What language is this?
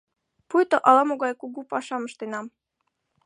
Mari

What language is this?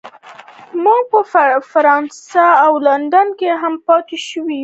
Pashto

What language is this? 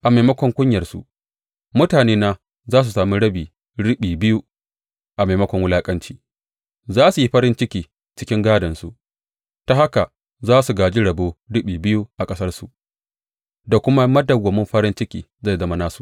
Hausa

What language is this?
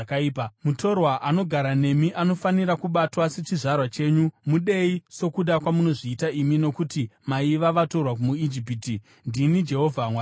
Shona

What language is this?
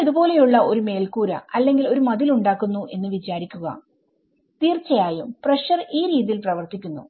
Malayalam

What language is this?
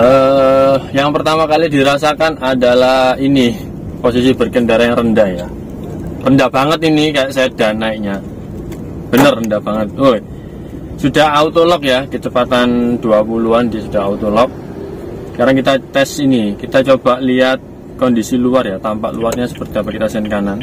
Indonesian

